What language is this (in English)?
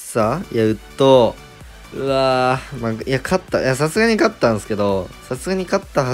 Japanese